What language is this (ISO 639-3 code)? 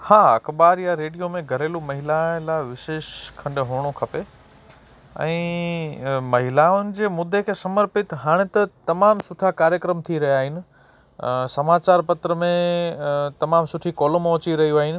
snd